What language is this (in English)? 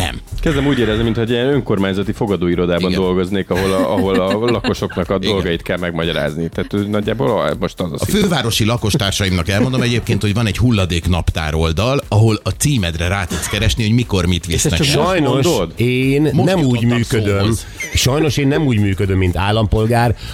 Hungarian